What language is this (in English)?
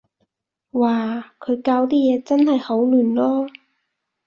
Cantonese